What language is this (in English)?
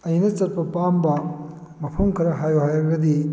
Manipuri